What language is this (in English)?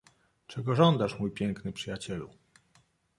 Polish